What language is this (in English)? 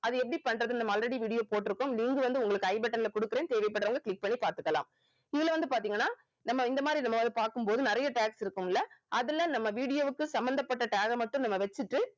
Tamil